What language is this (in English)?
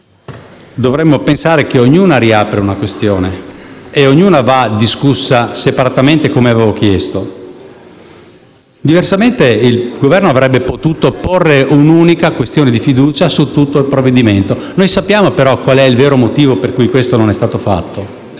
Italian